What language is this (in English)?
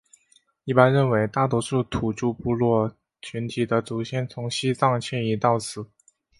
Chinese